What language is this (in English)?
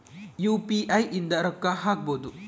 Kannada